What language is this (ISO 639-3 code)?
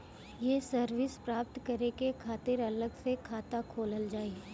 bho